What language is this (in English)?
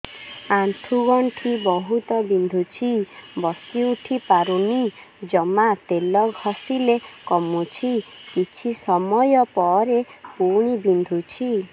Odia